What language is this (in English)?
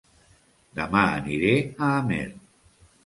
Catalan